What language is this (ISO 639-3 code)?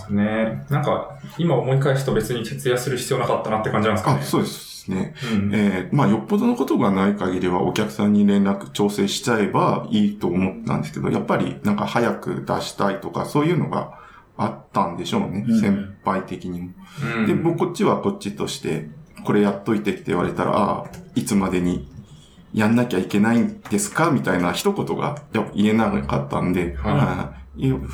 jpn